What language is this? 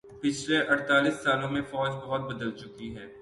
Urdu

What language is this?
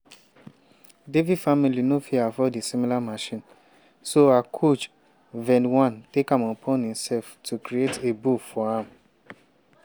Nigerian Pidgin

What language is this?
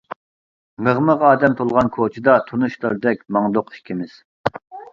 Uyghur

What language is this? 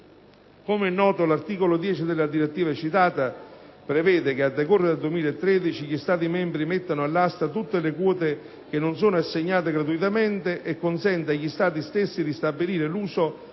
Italian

